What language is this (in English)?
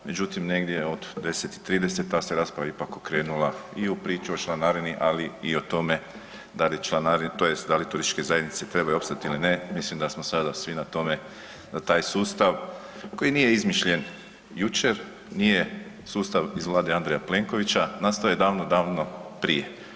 Croatian